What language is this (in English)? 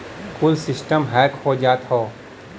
Bhojpuri